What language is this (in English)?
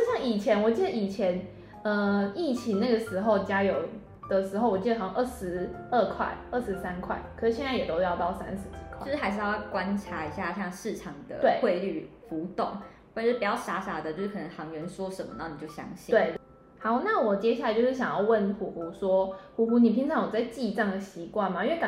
Chinese